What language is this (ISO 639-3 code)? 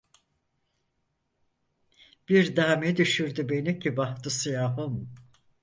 tur